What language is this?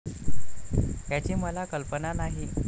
Marathi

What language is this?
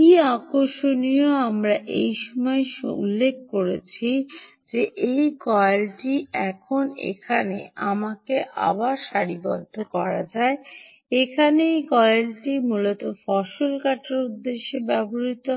Bangla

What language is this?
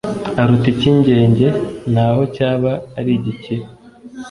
Kinyarwanda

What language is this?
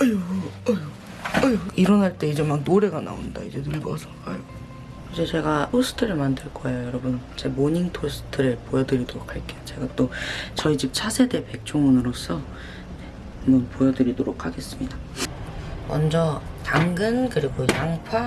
Korean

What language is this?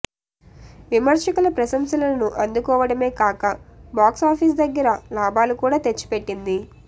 Telugu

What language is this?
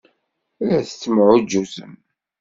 Kabyle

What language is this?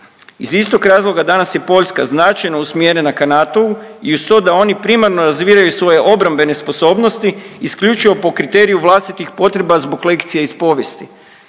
Croatian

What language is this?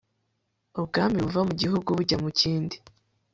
Kinyarwanda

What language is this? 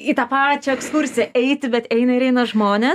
Lithuanian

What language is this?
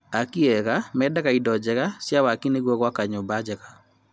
Kikuyu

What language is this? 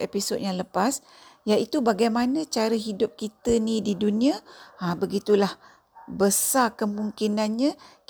Malay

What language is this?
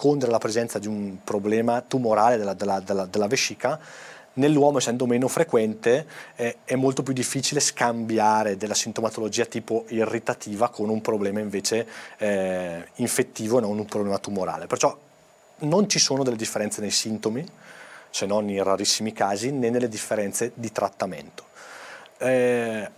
Italian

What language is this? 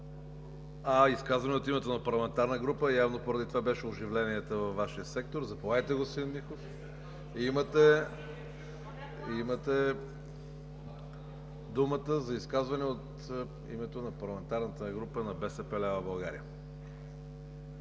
Bulgarian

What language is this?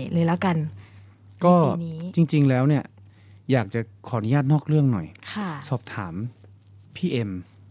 Thai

